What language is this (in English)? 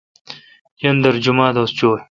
Kalkoti